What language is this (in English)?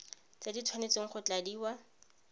Tswana